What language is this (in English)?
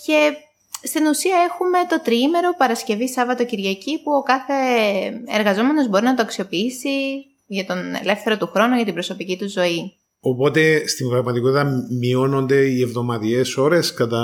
Greek